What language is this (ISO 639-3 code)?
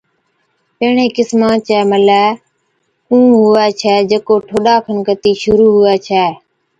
odk